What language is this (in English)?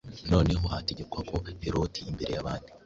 Kinyarwanda